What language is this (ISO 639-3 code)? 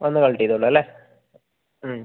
mal